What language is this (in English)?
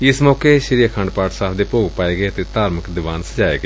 Punjabi